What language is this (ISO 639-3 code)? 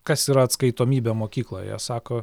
lit